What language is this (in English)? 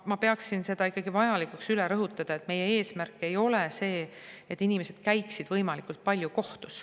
Estonian